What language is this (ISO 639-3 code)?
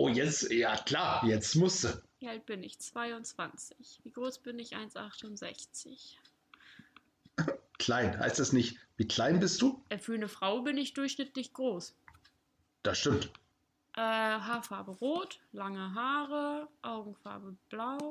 deu